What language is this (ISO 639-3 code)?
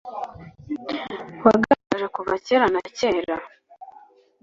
kin